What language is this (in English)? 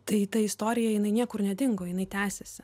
Lithuanian